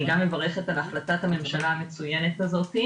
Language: Hebrew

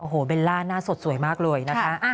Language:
Thai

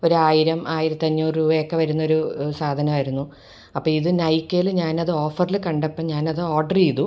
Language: Malayalam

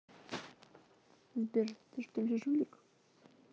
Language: Russian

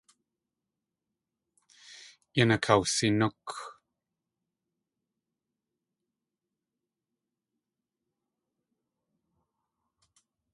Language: Tlingit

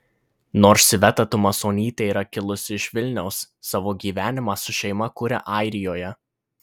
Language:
Lithuanian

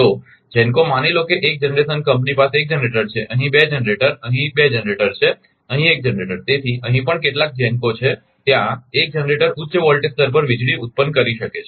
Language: Gujarati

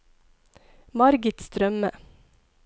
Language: Norwegian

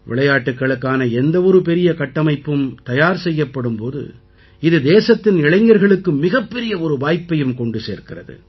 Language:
Tamil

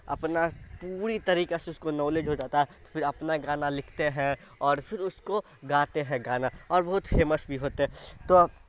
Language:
Urdu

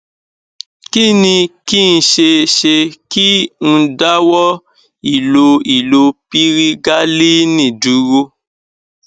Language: Yoruba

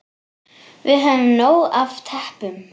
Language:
Icelandic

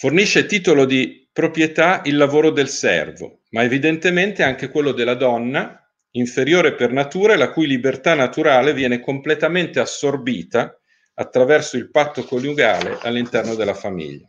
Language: Italian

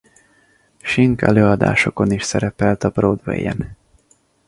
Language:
Hungarian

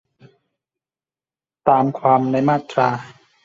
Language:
Thai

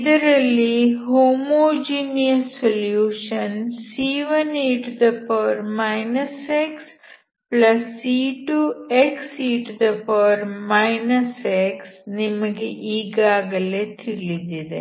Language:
Kannada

